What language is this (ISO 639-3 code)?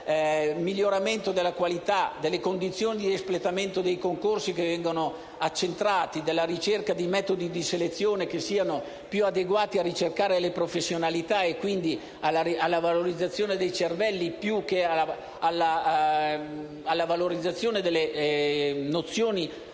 ita